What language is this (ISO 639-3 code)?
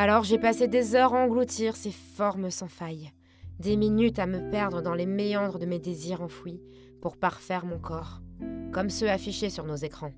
fra